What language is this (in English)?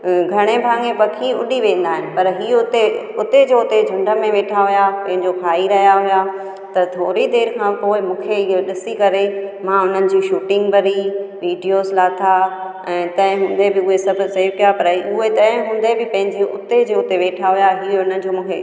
Sindhi